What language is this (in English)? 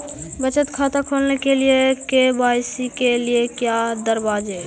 Magahi